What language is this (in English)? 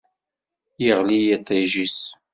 Kabyle